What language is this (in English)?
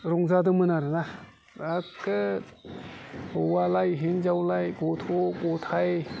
Bodo